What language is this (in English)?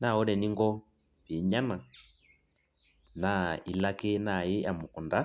Masai